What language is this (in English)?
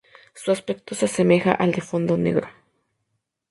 Spanish